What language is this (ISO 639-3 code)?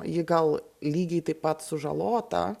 lit